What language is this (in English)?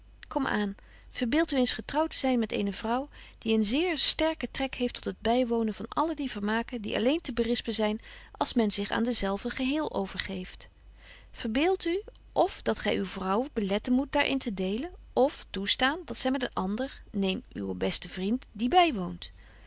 Dutch